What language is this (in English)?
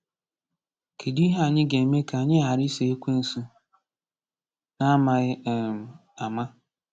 Igbo